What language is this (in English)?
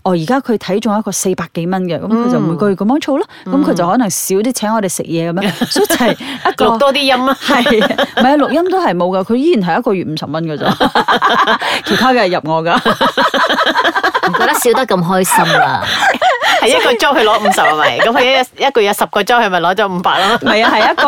Chinese